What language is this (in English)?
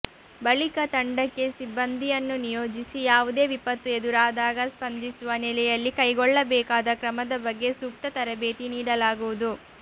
Kannada